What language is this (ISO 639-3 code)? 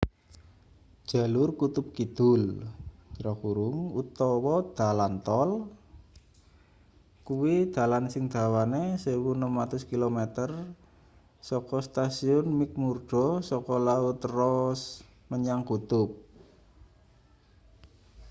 jav